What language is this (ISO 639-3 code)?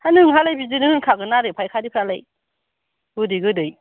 brx